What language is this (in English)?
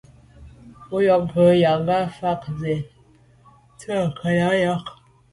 Medumba